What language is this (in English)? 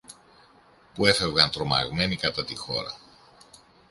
Greek